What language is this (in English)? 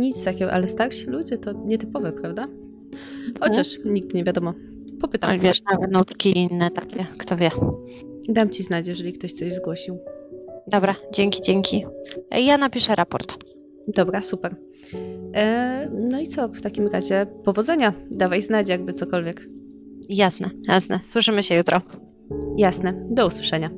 Polish